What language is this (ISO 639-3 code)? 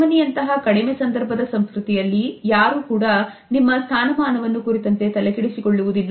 kan